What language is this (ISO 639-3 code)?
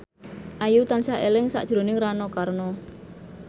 jav